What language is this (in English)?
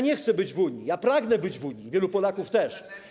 Polish